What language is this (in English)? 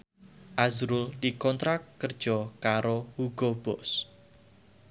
Javanese